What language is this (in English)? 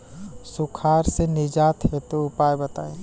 Bhojpuri